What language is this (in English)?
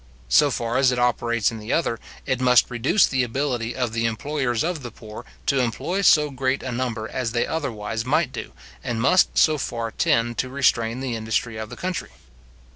English